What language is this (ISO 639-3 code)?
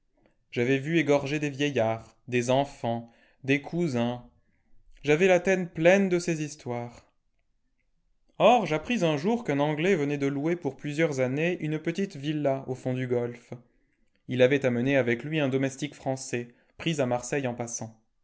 fra